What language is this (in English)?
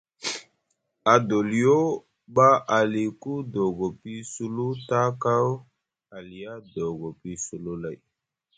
Musgu